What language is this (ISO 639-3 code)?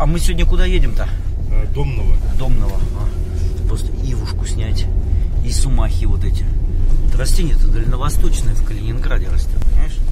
rus